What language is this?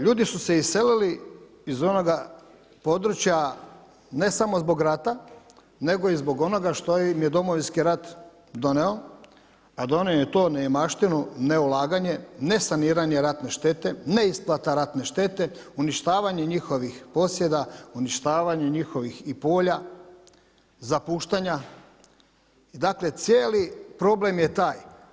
Croatian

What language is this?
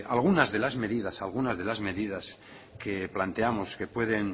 Spanish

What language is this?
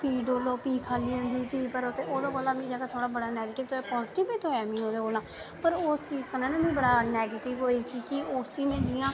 Dogri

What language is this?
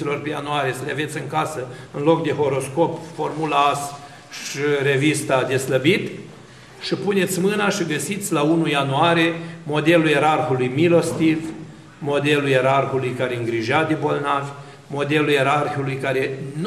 Romanian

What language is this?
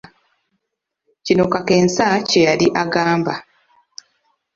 Ganda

